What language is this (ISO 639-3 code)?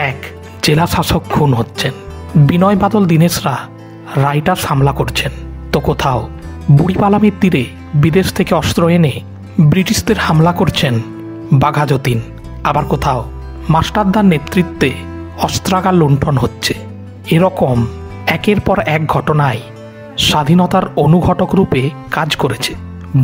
ben